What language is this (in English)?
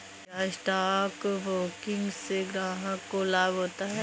Hindi